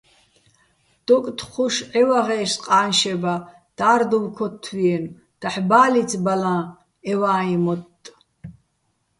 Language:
Bats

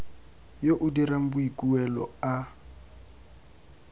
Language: Tswana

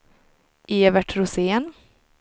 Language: Swedish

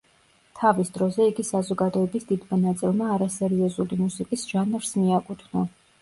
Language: Georgian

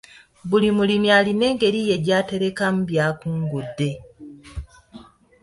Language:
Ganda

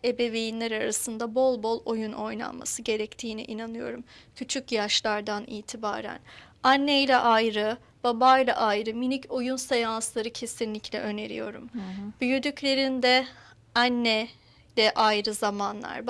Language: Turkish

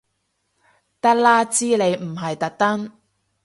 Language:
Cantonese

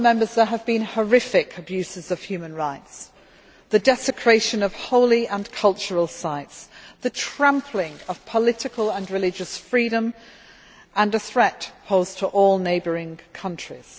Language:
English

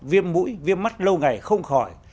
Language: Vietnamese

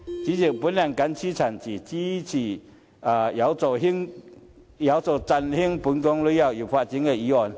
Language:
Cantonese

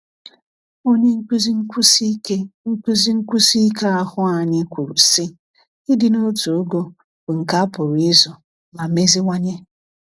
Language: Igbo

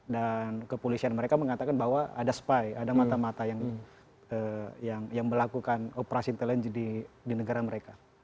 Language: Indonesian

